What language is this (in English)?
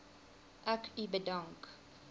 Afrikaans